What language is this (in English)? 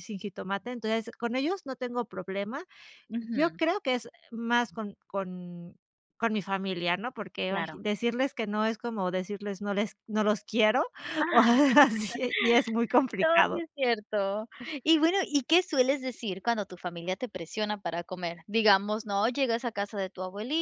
Spanish